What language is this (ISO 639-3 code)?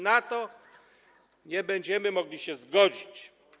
pol